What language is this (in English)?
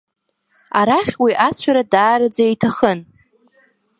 Abkhazian